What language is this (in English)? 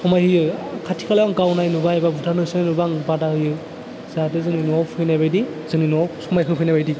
Bodo